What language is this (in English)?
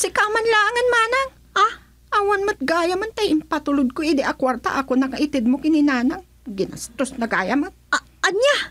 Filipino